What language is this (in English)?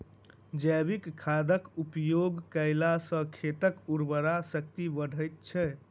Maithili